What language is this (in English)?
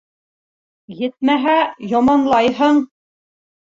Bashkir